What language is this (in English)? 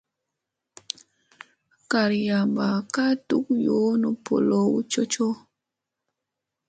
Musey